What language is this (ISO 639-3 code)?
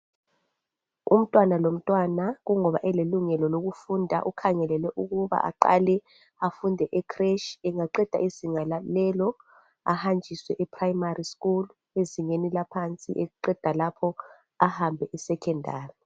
nde